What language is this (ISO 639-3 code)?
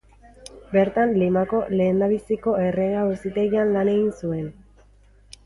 eus